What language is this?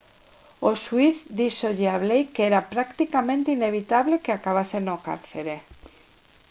Galician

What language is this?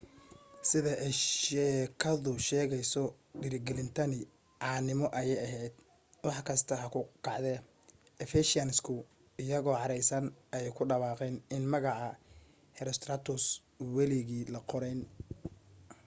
Somali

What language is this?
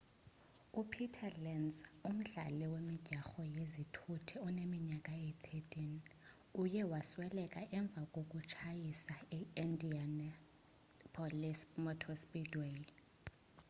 Xhosa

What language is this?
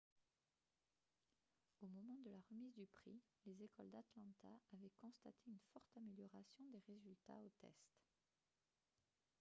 French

